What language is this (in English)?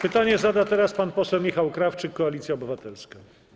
Polish